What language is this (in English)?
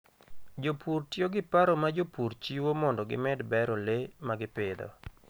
Luo (Kenya and Tanzania)